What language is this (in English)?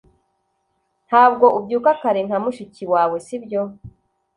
Kinyarwanda